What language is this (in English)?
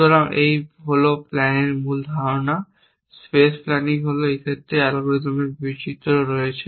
Bangla